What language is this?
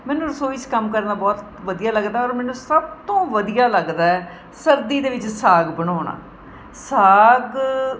Punjabi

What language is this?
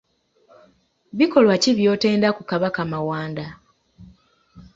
Ganda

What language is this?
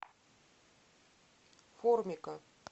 Russian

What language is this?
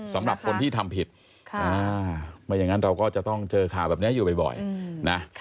Thai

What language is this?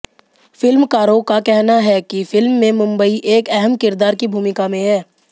Hindi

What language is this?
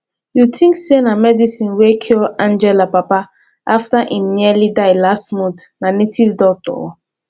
Nigerian Pidgin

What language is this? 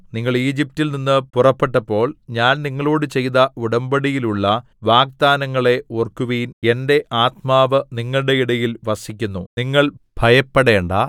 Malayalam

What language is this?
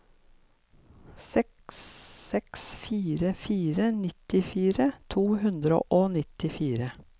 Norwegian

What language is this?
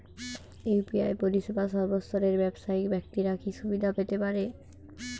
Bangla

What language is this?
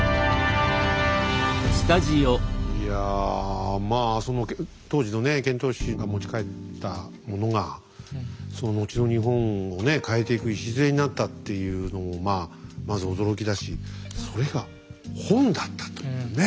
Japanese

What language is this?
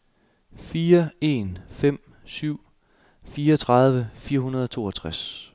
Danish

